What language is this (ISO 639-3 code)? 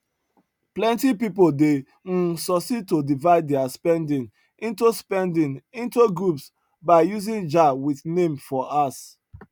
pcm